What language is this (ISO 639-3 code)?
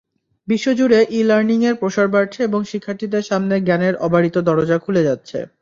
ben